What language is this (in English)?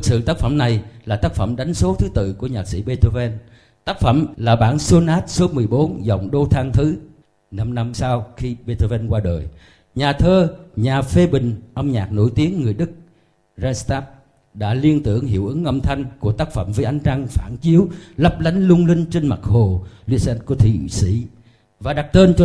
Vietnamese